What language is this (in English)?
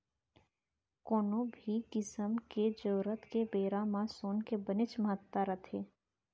Chhattisgarhi